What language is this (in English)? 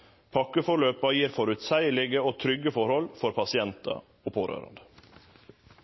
Norwegian Nynorsk